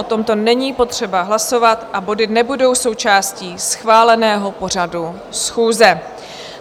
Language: Czech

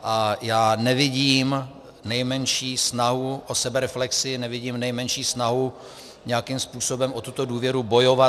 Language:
Czech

